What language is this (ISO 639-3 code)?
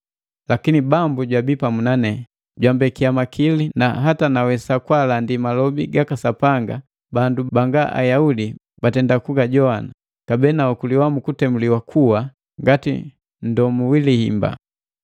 mgv